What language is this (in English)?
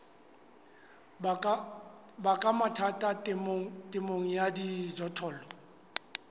Southern Sotho